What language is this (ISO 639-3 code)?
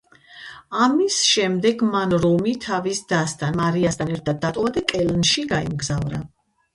kat